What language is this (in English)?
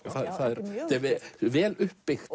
Icelandic